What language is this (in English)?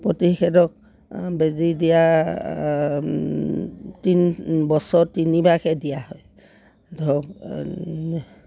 Assamese